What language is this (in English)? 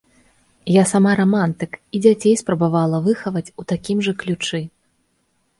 Belarusian